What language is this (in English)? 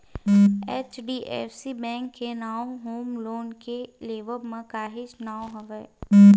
Chhattisgarhi